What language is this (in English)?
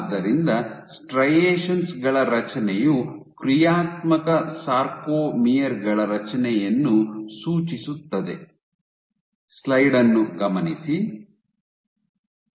Kannada